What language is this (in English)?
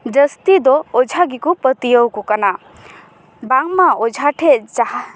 Santali